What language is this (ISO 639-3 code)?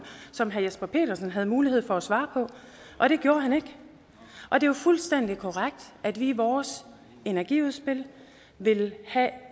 dan